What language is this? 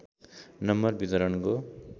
Nepali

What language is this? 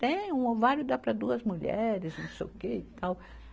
Portuguese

